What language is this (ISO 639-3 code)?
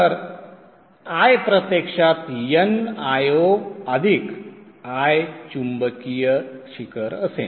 mar